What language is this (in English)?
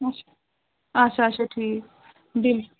Kashmiri